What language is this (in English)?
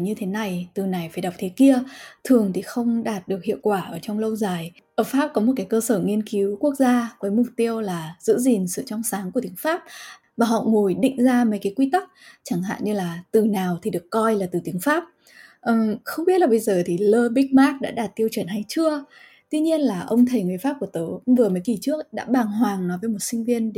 Vietnamese